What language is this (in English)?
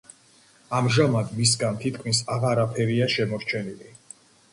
Georgian